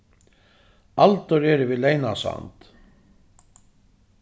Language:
Faroese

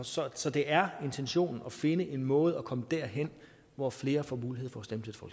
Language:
Danish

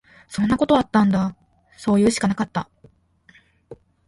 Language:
Japanese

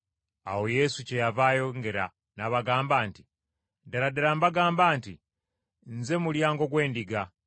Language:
Ganda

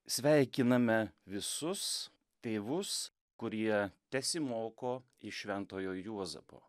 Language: Lithuanian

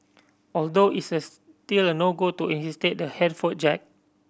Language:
English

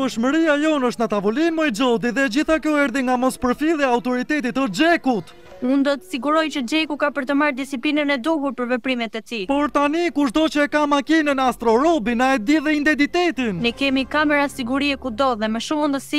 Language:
Romanian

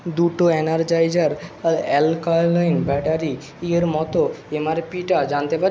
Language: Bangla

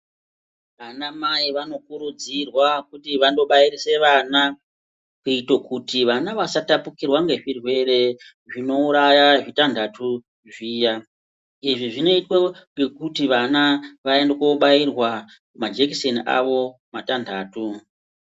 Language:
Ndau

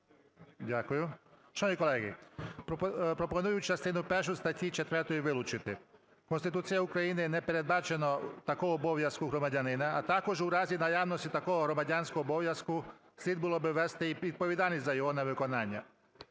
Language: Ukrainian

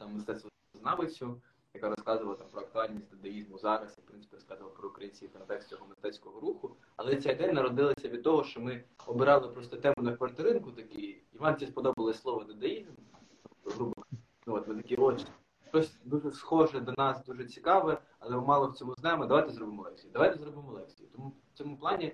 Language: Ukrainian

